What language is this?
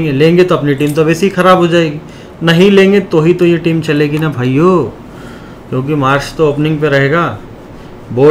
Hindi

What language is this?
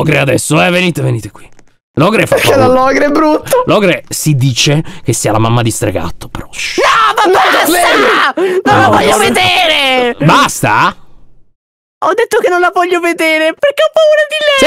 Italian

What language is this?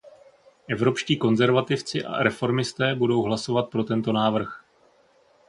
Czech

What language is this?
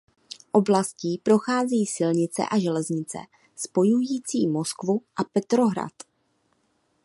Czech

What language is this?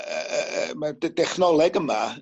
Welsh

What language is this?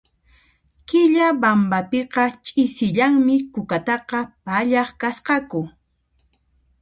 Puno Quechua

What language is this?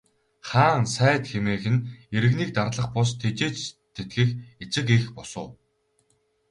Mongolian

